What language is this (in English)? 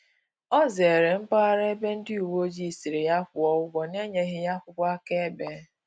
Igbo